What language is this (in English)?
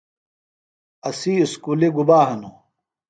Phalura